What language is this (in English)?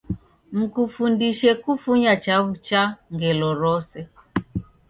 Taita